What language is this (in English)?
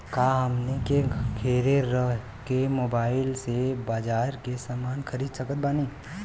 Bhojpuri